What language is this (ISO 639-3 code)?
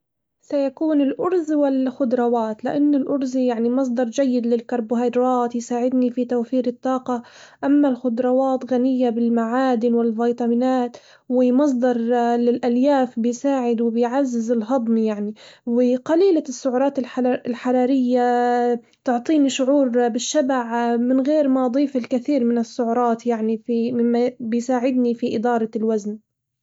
acw